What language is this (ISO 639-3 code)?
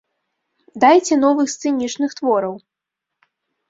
bel